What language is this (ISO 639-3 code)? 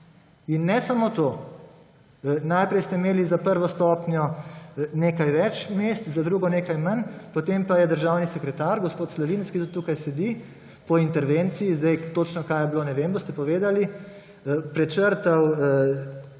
slv